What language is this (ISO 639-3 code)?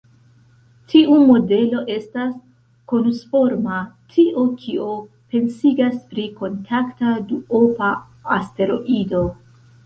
epo